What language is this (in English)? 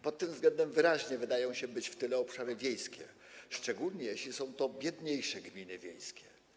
Polish